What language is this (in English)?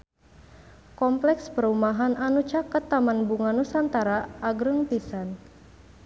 Sundanese